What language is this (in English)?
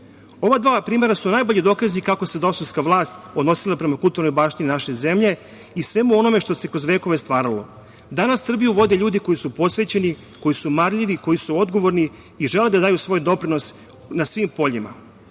Serbian